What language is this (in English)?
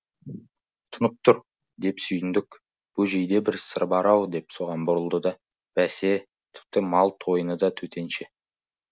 Kazakh